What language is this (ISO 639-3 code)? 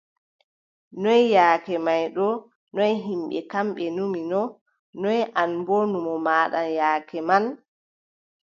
fub